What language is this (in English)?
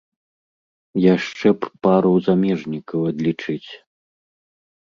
Belarusian